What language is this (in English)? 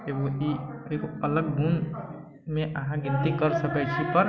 Maithili